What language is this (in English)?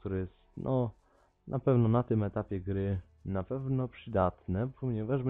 Polish